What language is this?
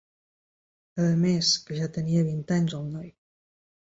Catalan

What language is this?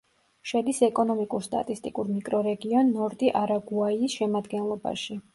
Georgian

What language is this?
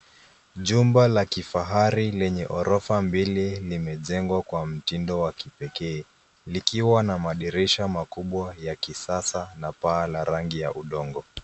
Swahili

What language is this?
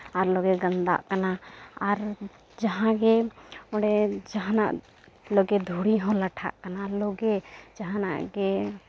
Santali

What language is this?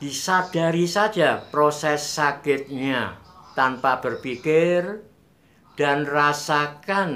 Indonesian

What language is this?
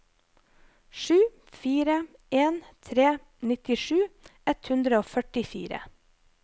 Norwegian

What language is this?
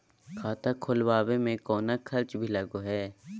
Magahi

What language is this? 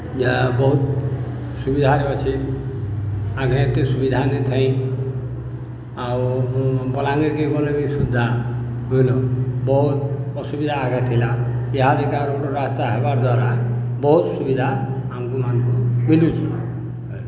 Odia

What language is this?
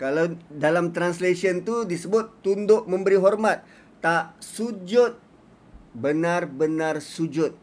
Malay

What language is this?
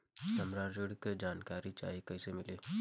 Bhojpuri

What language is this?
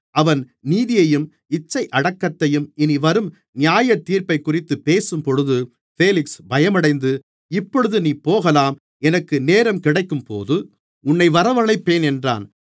Tamil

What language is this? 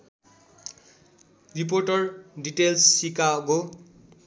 Nepali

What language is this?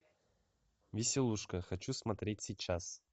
Russian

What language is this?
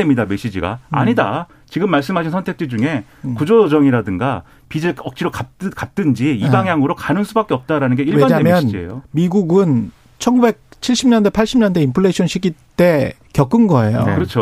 Korean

